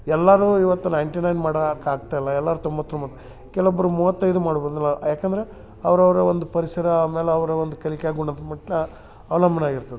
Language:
Kannada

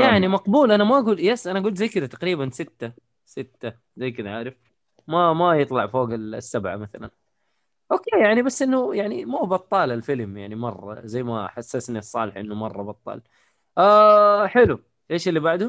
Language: Arabic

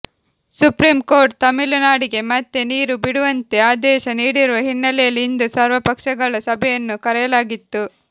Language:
Kannada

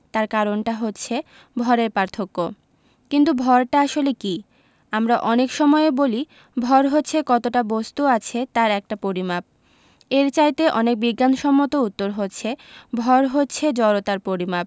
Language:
Bangla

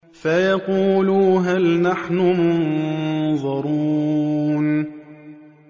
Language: Arabic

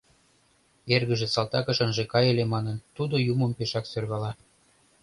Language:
Mari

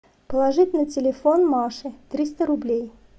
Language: Russian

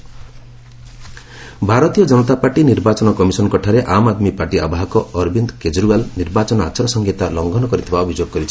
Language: Odia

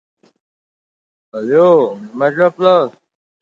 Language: Uzbek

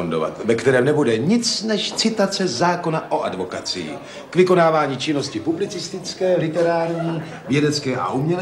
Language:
Czech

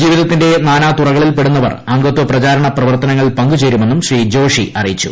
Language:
Malayalam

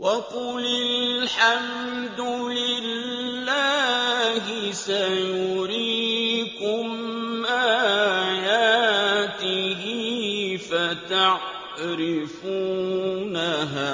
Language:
Arabic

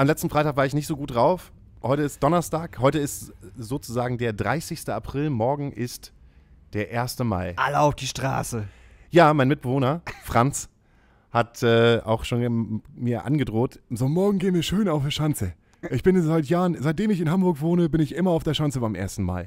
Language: German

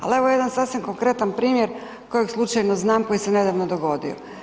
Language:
Croatian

